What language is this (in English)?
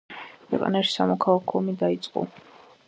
Georgian